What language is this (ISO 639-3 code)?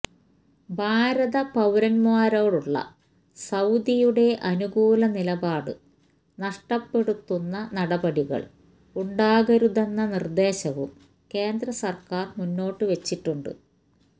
mal